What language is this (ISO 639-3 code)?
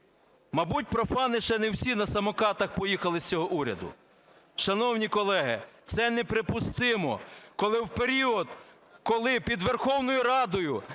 ukr